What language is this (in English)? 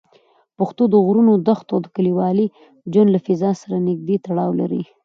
Pashto